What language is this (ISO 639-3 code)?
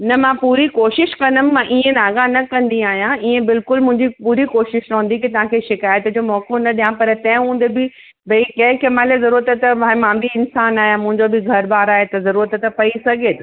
snd